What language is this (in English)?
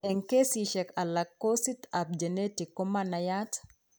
Kalenjin